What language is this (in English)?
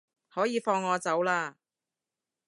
Cantonese